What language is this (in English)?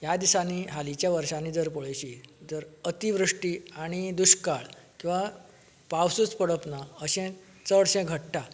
Konkani